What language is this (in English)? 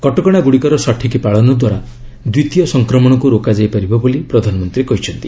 Odia